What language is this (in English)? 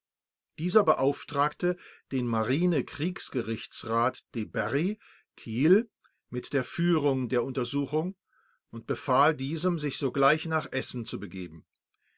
German